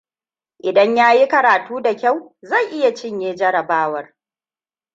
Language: Hausa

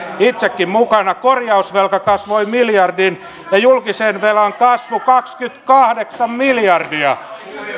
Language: Finnish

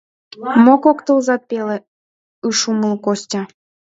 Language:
Mari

